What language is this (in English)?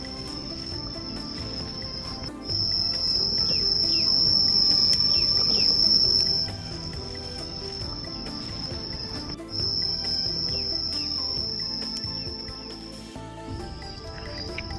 Vietnamese